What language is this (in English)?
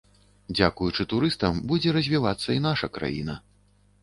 Belarusian